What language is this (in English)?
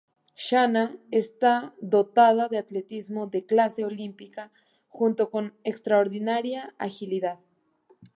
Spanish